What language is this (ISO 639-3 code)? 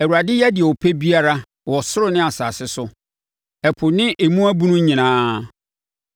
aka